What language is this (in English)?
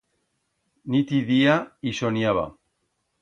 Aragonese